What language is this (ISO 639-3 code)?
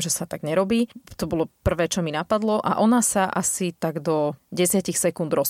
slk